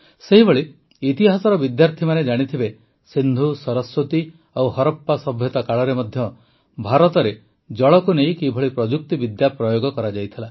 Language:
Odia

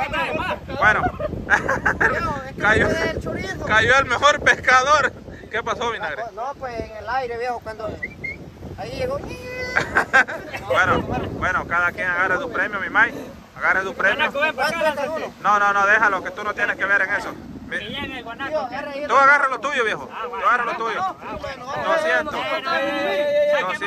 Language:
Spanish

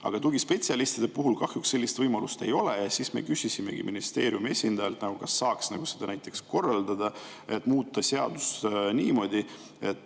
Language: Estonian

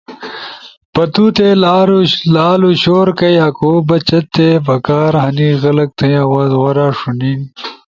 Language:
Ushojo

